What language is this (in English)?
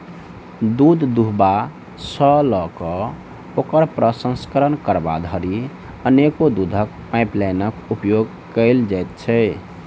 Maithili